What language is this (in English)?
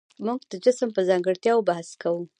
Pashto